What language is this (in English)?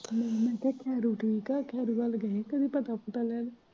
Punjabi